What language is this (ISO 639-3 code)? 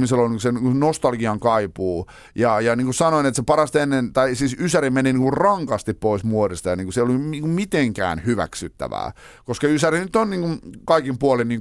fin